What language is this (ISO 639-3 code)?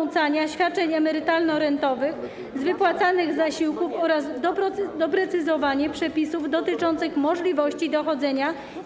pol